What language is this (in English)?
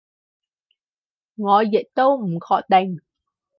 Cantonese